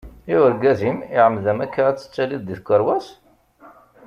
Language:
Kabyle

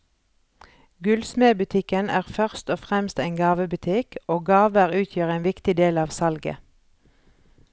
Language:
Norwegian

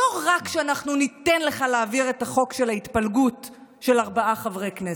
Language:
Hebrew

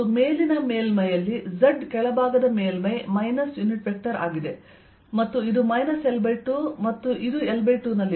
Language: Kannada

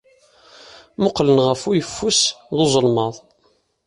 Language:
Kabyle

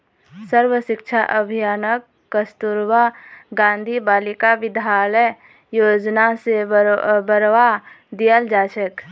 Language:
Magahi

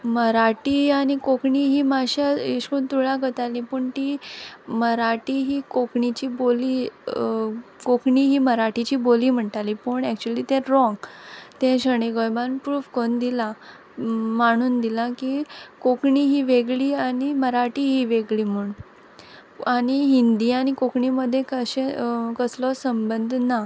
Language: Konkani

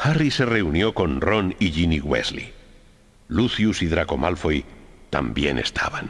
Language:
Spanish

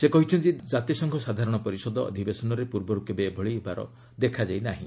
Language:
Odia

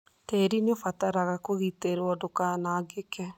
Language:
Kikuyu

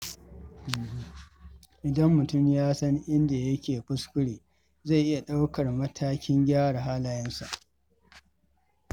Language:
Hausa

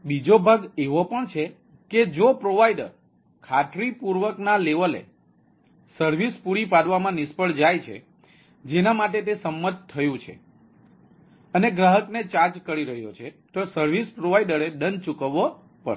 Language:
Gujarati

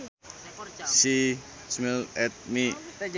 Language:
Sundanese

